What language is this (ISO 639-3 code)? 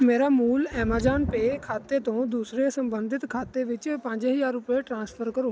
pan